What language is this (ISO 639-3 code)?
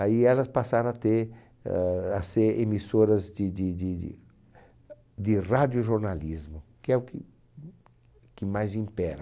por